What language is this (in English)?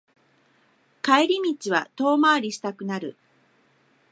Japanese